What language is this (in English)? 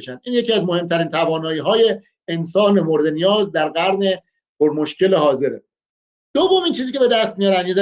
Persian